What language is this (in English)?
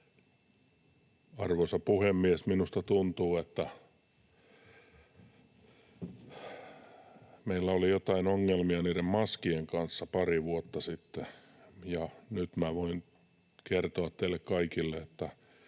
Finnish